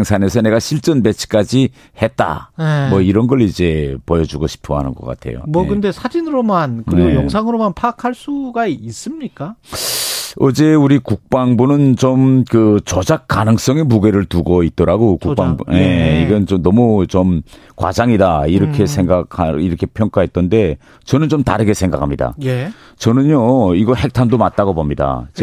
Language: Korean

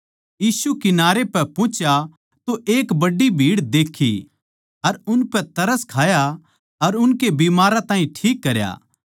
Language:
Haryanvi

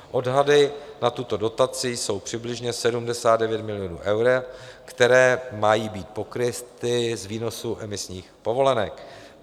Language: Czech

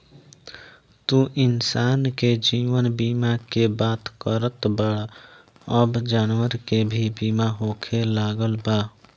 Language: Bhojpuri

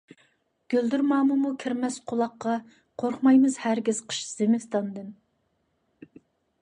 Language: Uyghur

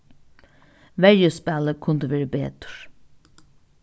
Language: Faroese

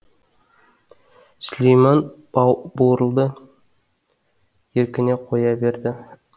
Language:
Kazakh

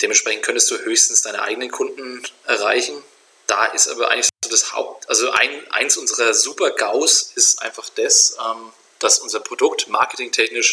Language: German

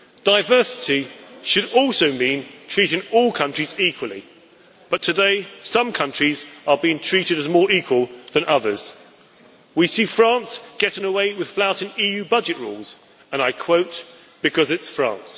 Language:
English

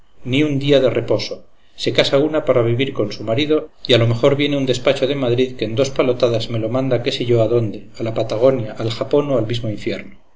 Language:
Spanish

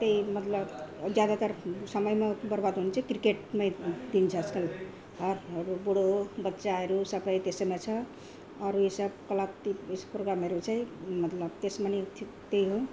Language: Nepali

